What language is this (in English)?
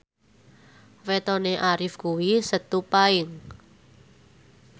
Javanese